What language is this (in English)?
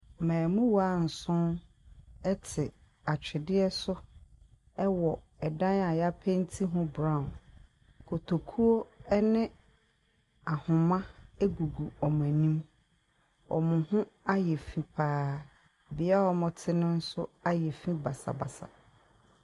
Akan